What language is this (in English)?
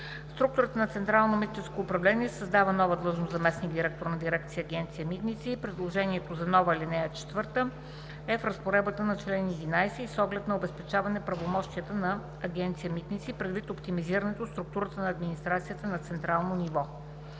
Bulgarian